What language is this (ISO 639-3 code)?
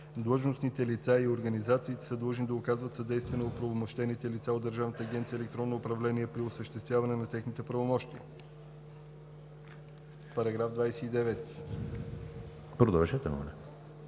bul